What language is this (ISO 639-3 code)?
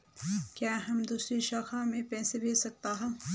hin